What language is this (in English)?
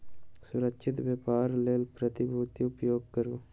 Maithili